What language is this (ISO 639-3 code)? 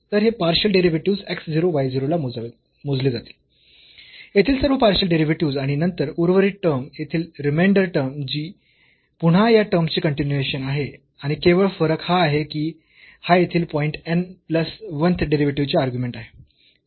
mar